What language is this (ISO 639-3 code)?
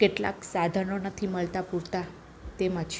guj